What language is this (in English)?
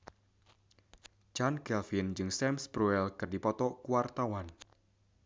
Sundanese